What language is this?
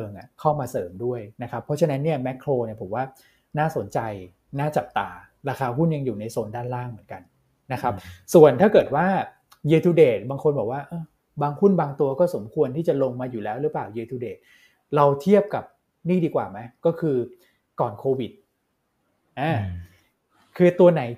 Thai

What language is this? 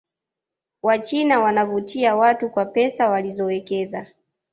Swahili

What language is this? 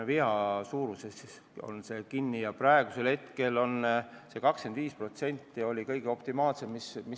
Estonian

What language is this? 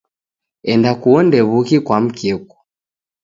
Taita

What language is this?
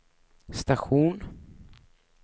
Swedish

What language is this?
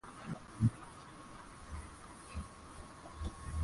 Swahili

